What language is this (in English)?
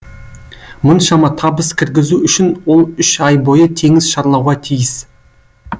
Kazakh